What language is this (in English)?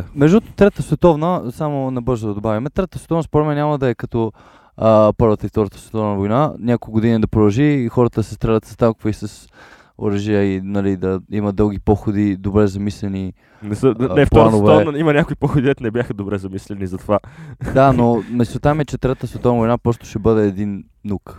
Bulgarian